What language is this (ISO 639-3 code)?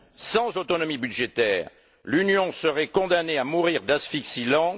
fra